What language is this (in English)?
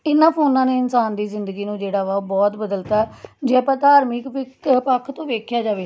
Punjabi